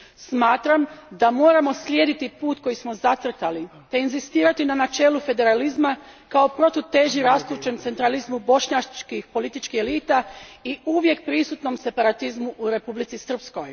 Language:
Croatian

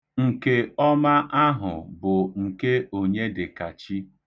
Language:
Igbo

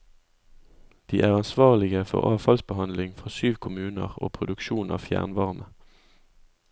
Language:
Norwegian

